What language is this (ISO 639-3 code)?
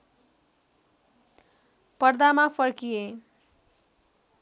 nep